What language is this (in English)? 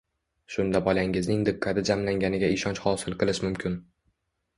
Uzbek